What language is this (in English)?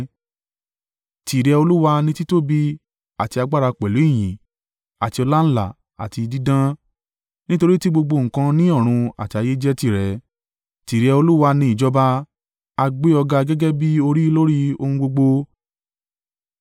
Yoruba